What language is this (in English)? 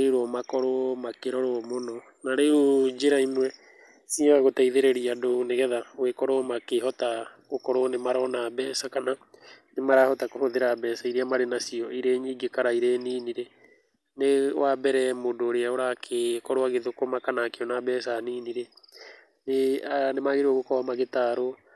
Kikuyu